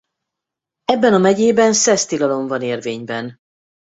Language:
Hungarian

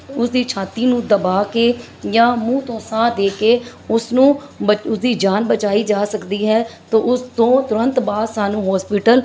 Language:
Punjabi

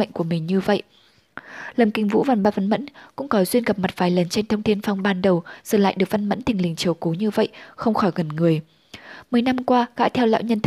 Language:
Vietnamese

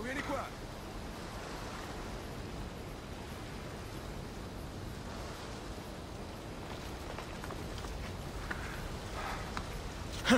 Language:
Italian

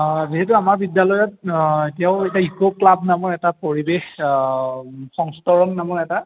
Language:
Assamese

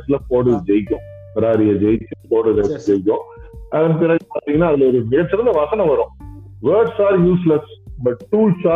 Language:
Tamil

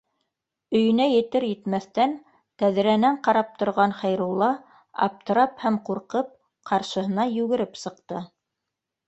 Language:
Bashkir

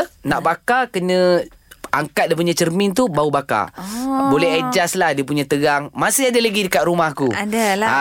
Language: Malay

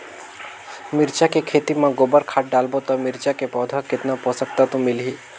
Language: Chhattisgarhi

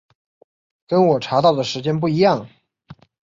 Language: Chinese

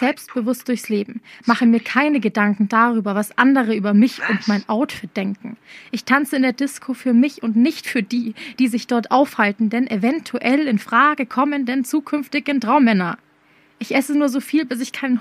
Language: German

